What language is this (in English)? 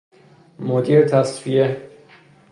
Persian